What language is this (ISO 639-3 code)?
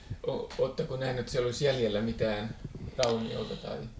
fin